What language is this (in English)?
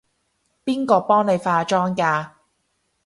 Cantonese